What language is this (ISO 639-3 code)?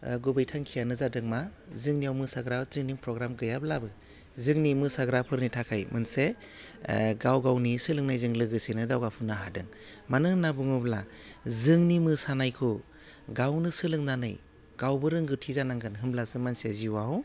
brx